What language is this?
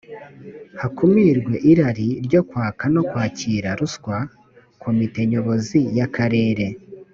Kinyarwanda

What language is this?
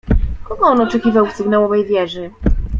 Polish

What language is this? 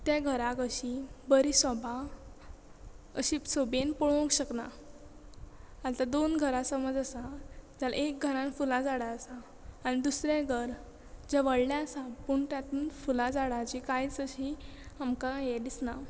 Konkani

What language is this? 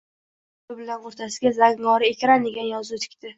Uzbek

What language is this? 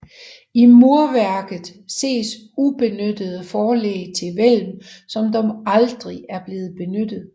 Danish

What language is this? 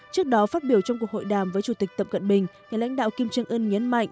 Vietnamese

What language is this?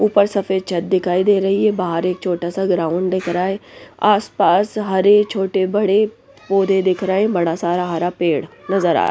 Hindi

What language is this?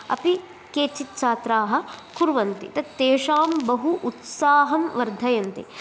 Sanskrit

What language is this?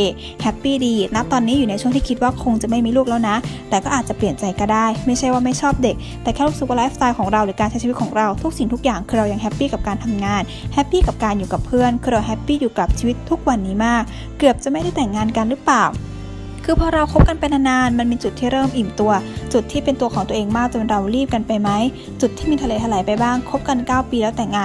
Thai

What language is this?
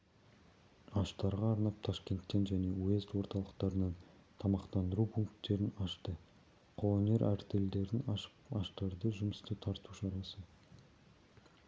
Kazakh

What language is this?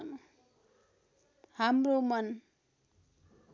Nepali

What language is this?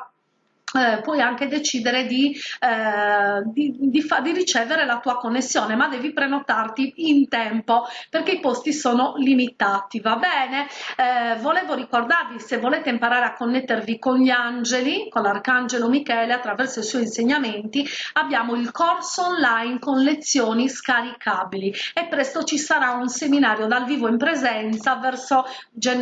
Italian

